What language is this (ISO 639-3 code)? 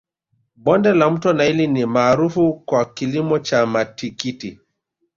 swa